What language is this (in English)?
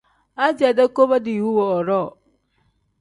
Tem